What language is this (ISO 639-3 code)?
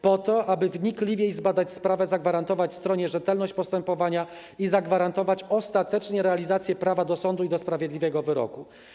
pol